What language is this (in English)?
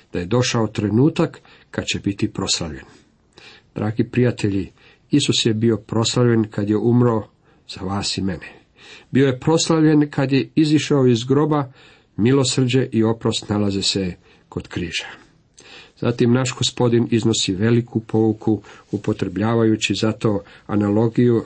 Croatian